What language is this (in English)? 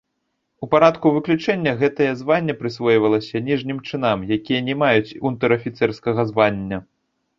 Belarusian